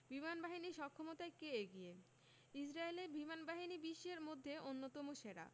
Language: Bangla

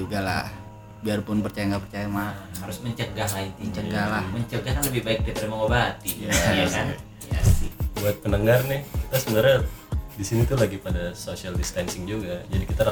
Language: Indonesian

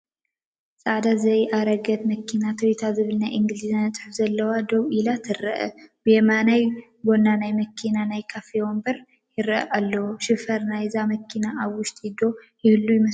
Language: Tigrinya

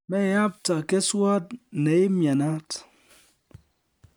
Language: Kalenjin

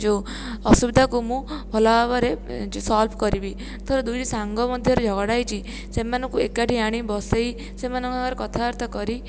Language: Odia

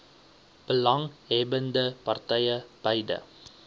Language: Afrikaans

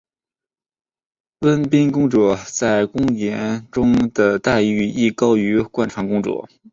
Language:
Chinese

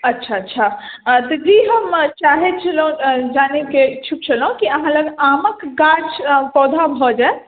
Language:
Maithili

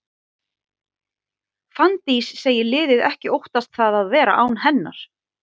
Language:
Icelandic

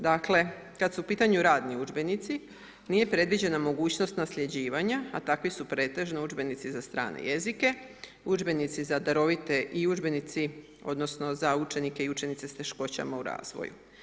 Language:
Croatian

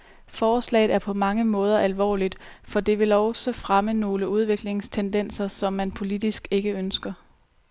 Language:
Danish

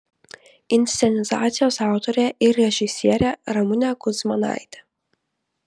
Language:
Lithuanian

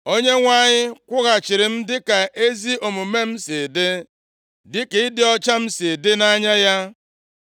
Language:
Igbo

